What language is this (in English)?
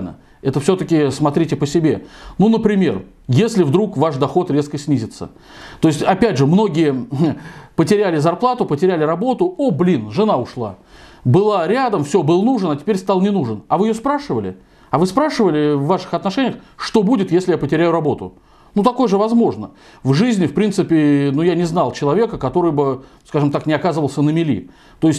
Russian